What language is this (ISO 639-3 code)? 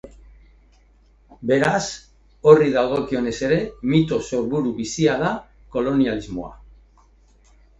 eus